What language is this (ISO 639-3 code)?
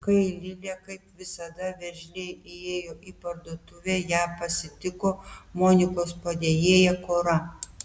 lit